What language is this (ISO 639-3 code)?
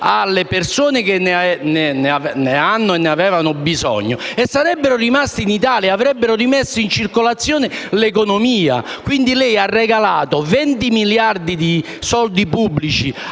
ita